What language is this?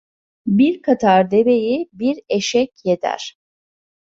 Turkish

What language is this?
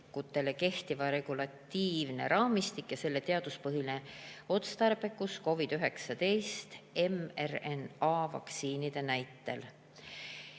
Estonian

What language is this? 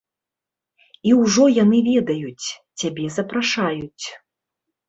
Belarusian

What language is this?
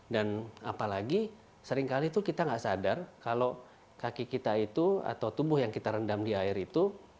Indonesian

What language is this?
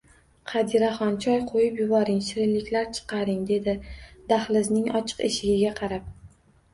Uzbek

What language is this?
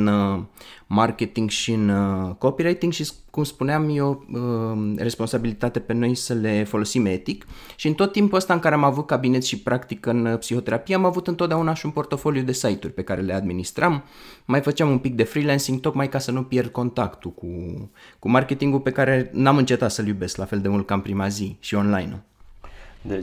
Romanian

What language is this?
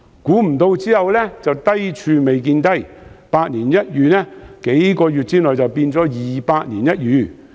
Cantonese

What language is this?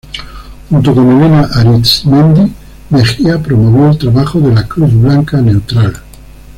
Spanish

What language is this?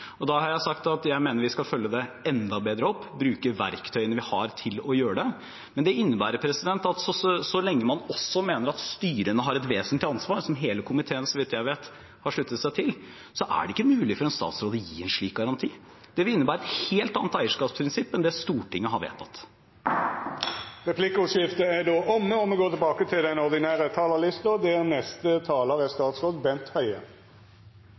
Norwegian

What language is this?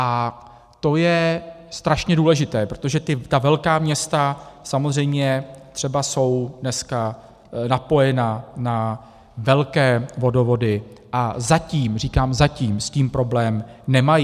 Czech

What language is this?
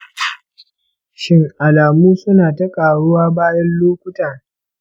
Hausa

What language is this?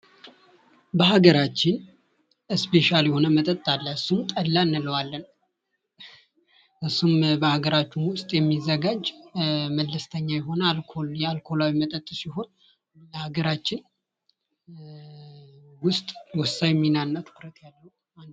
Amharic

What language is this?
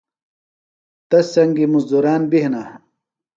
Phalura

